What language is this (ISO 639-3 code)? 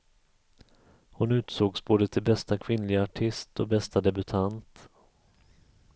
swe